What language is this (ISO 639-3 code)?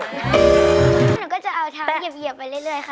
tha